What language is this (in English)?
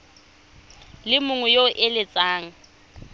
Tswana